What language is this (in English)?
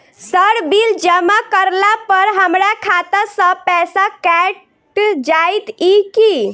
Maithili